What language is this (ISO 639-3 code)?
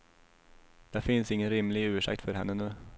swe